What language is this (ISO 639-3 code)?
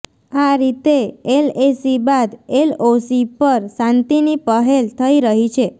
guj